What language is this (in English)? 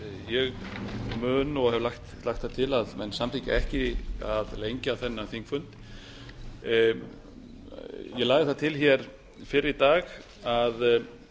Icelandic